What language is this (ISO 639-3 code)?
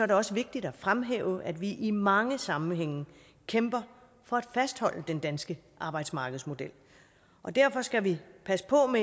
dan